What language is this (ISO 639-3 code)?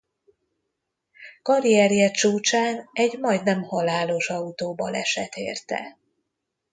hun